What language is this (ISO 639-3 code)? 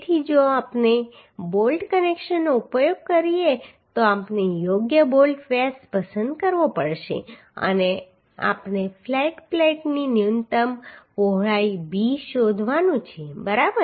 guj